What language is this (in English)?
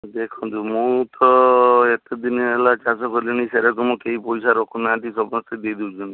Odia